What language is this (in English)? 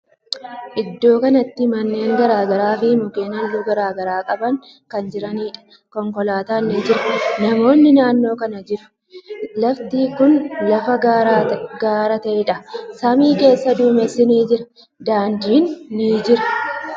Oromo